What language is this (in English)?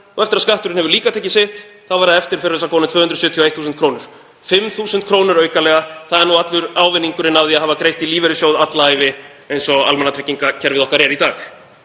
Icelandic